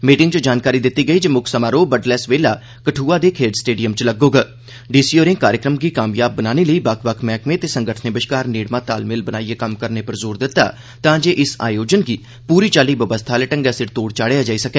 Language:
Dogri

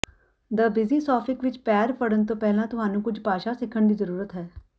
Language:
Punjabi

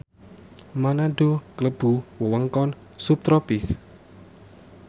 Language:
Javanese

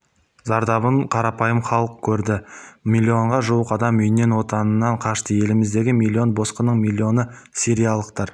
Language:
Kazakh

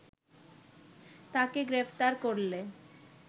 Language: Bangla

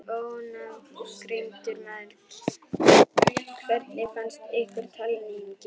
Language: Icelandic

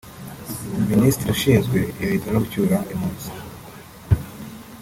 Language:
Kinyarwanda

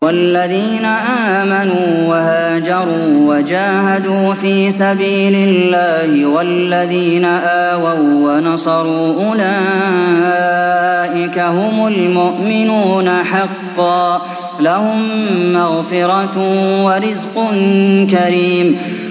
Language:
Arabic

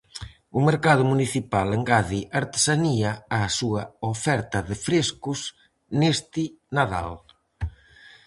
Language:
Galician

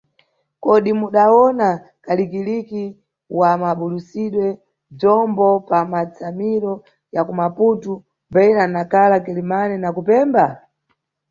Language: Nyungwe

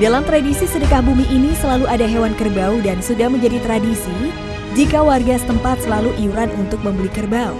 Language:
Indonesian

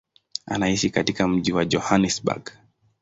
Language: Swahili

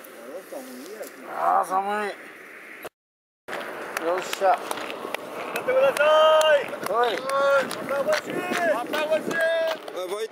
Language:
Japanese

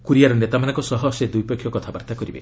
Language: Odia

